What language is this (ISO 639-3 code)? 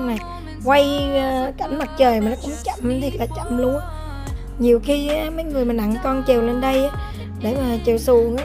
vie